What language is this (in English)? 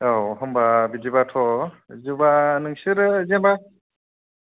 Bodo